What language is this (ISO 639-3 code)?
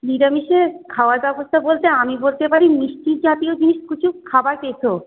ben